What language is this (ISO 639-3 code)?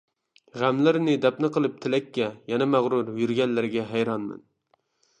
uig